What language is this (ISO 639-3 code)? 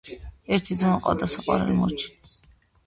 kat